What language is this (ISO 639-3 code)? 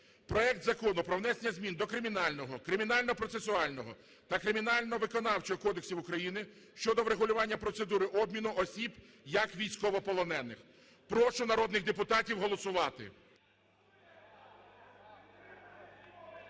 ukr